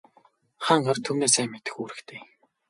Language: Mongolian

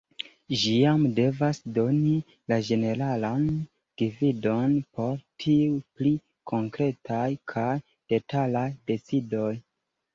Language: Esperanto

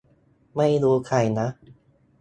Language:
Thai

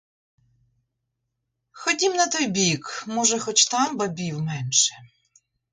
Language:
Ukrainian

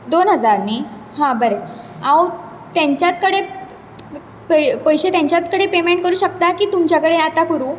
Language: Konkani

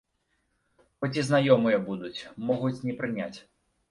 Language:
Belarusian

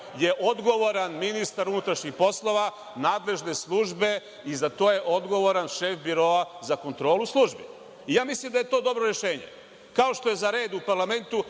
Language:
Serbian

